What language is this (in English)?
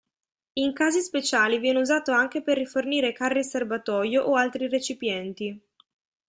Italian